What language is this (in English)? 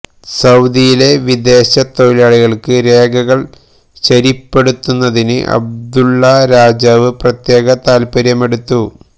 Malayalam